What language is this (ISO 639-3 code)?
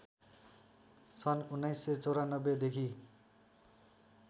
nep